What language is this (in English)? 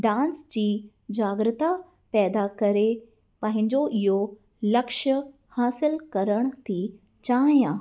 Sindhi